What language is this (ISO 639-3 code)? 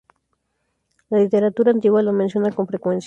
spa